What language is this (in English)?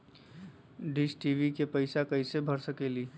Magahi